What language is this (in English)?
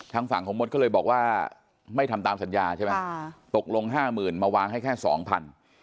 Thai